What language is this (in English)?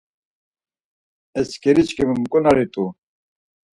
Laz